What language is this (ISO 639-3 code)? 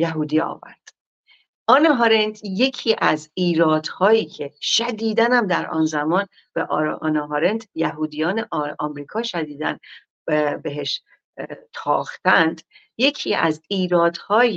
fas